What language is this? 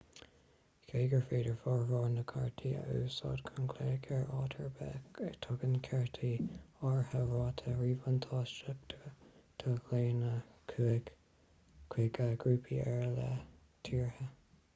Irish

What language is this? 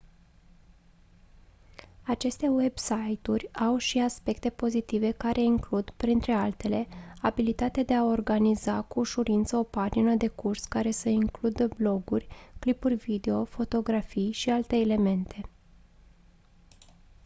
Romanian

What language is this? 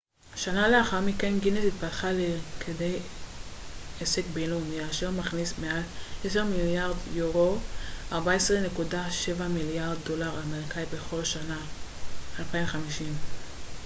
Hebrew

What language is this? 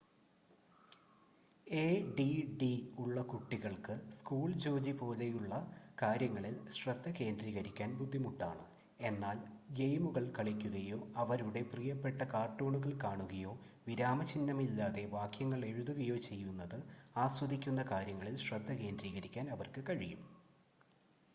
Malayalam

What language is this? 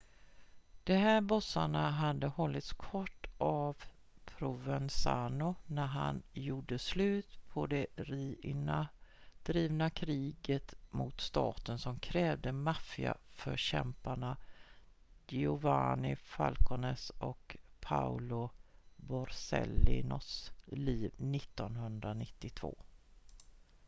Swedish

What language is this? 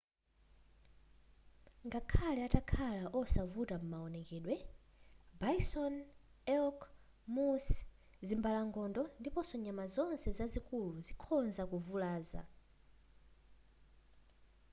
Nyanja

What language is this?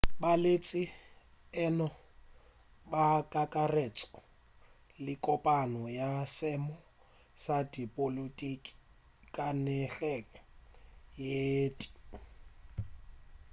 Northern Sotho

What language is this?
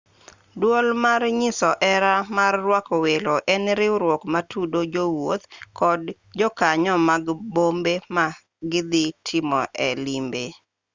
Luo (Kenya and Tanzania)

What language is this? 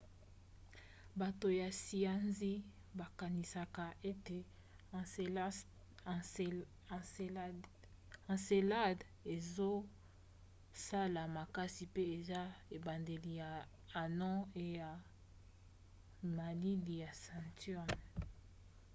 Lingala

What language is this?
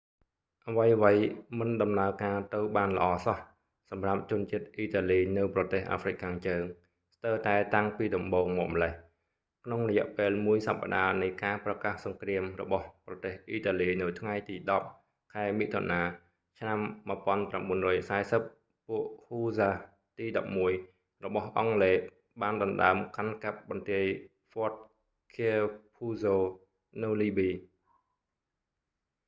Khmer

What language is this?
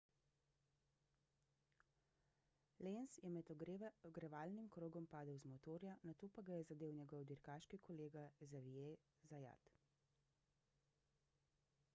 Slovenian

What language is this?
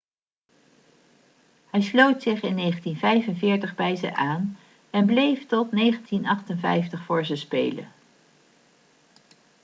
Dutch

